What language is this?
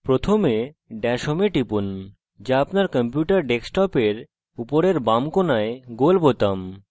Bangla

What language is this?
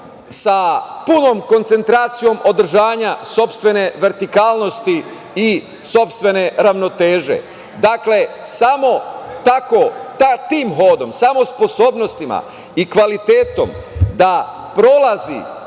Serbian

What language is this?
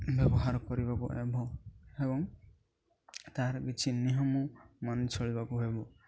Odia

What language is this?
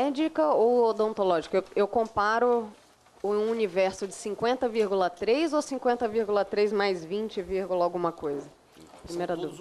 Portuguese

